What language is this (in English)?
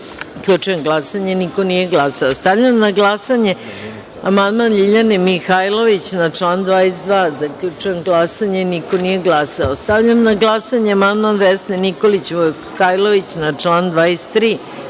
Serbian